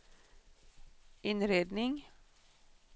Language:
Swedish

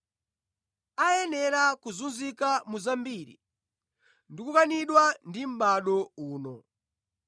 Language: Nyanja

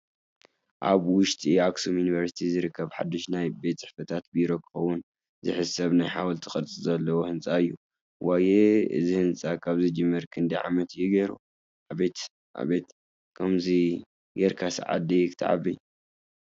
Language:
Tigrinya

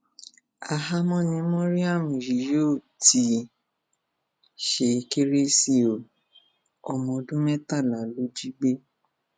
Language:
Yoruba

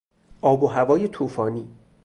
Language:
Persian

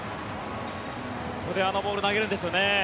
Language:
Japanese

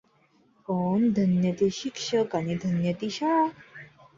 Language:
Marathi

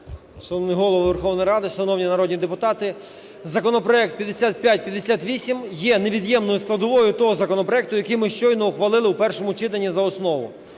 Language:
Ukrainian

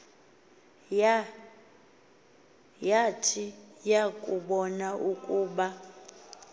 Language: Xhosa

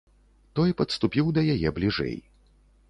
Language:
Belarusian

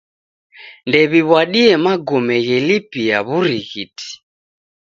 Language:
Taita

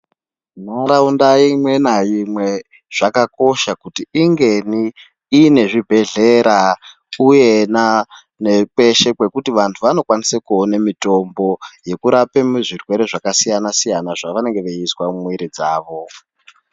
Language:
Ndau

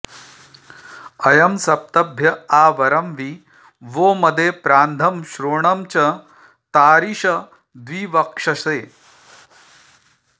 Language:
Sanskrit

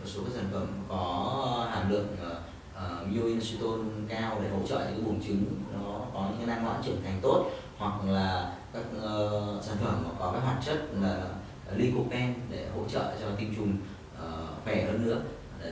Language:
Vietnamese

